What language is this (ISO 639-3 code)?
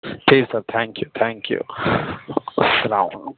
urd